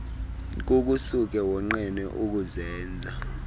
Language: Xhosa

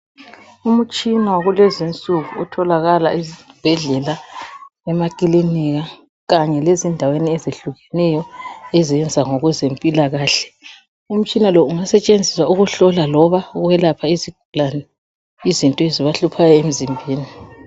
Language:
North Ndebele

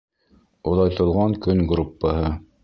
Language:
Bashkir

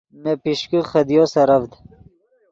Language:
Yidgha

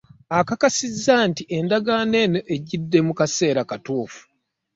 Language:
Ganda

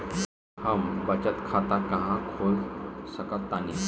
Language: Bhojpuri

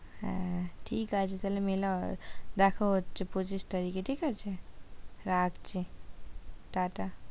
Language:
Bangla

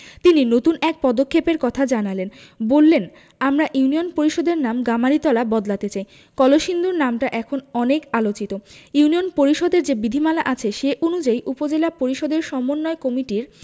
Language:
Bangla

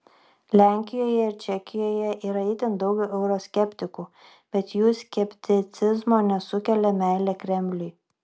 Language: Lithuanian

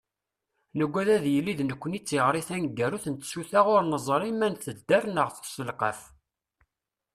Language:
Kabyle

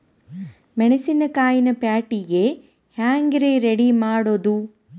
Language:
Kannada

